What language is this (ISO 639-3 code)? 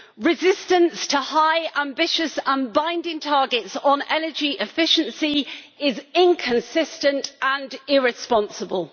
eng